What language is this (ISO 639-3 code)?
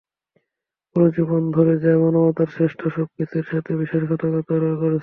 ben